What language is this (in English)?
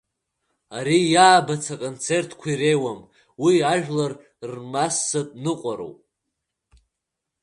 Abkhazian